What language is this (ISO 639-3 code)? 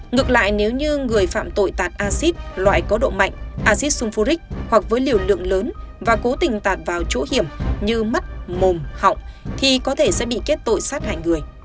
vie